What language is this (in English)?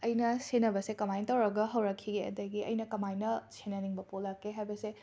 Manipuri